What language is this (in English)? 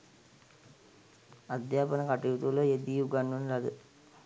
Sinhala